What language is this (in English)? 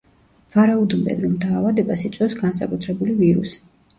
Georgian